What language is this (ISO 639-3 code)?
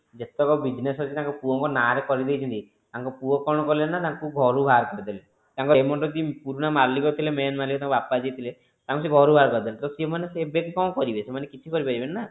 ori